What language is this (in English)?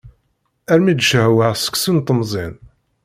Kabyle